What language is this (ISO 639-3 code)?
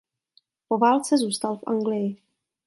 ces